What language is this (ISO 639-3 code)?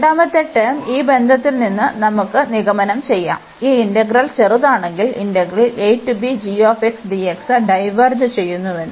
mal